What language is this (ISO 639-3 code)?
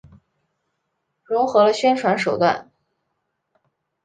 zho